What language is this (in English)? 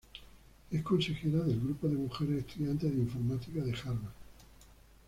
Spanish